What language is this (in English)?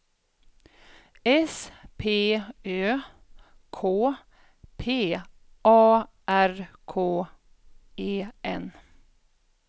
Swedish